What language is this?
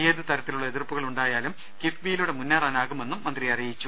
Malayalam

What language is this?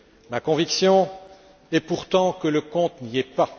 French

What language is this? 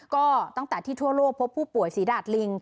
Thai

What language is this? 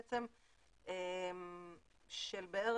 Hebrew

